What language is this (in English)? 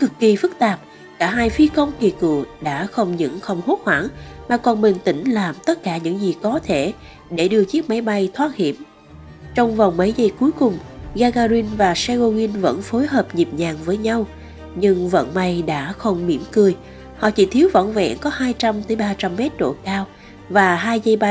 Vietnamese